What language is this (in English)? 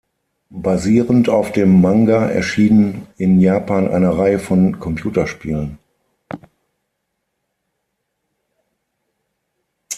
German